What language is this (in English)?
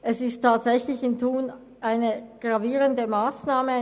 Swiss German